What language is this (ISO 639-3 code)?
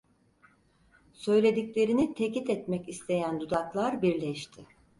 tur